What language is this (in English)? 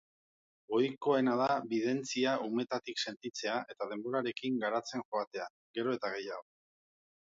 Basque